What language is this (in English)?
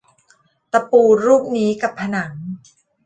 Thai